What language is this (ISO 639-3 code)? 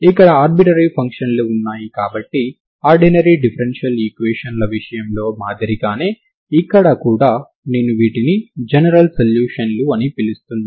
tel